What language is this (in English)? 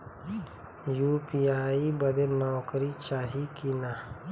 Bhojpuri